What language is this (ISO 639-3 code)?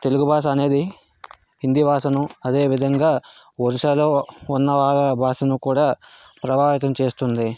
tel